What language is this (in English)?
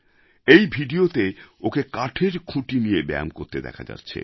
Bangla